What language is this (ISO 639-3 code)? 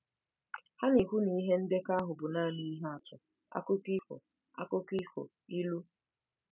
ibo